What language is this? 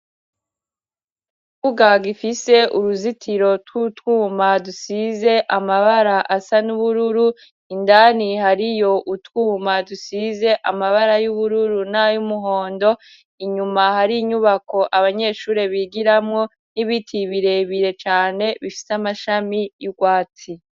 Rundi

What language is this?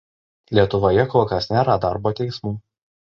Lithuanian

